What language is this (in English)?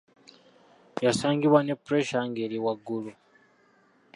Ganda